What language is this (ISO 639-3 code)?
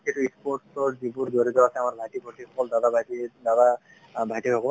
asm